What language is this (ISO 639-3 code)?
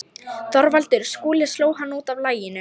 isl